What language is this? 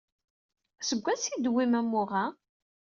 Kabyle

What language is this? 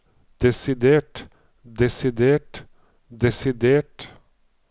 Norwegian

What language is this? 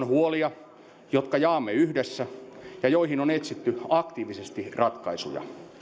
Finnish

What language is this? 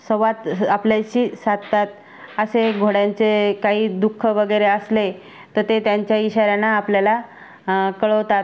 Marathi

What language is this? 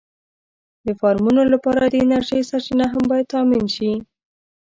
Pashto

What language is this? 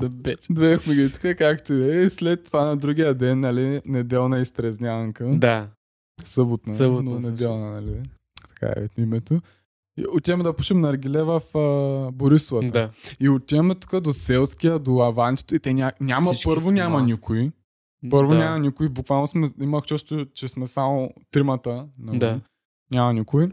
Bulgarian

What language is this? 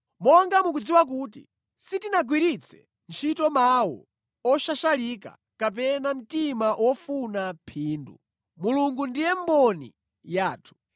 Nyanja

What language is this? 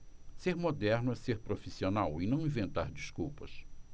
Portuguese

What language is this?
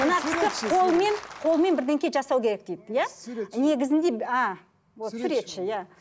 Kazakh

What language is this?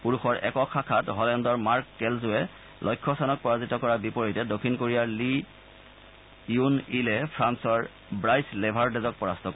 Assamese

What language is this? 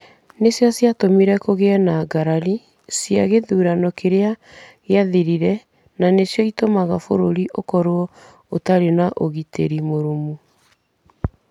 Kikuyu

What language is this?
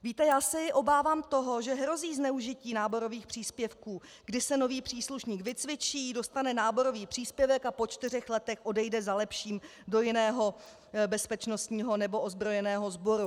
Czech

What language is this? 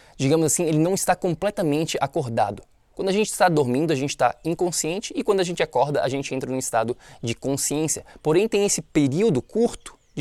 Portuguese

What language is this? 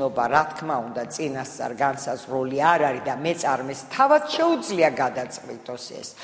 Romanian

